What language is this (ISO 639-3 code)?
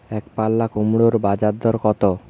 ben